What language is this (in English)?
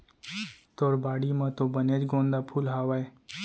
Chhattisgarhi